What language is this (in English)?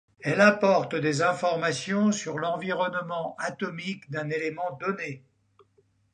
French